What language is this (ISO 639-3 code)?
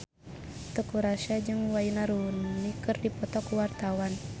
sun